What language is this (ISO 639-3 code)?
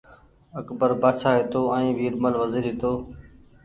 gig